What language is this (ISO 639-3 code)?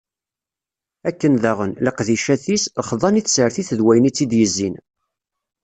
kab